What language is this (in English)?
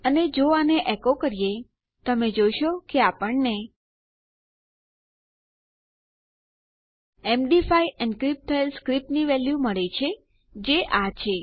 Gujarati